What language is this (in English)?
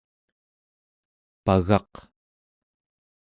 Central Yupik